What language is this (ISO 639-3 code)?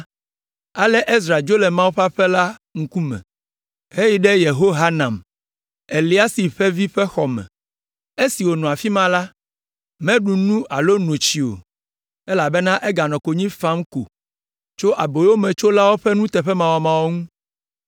ewe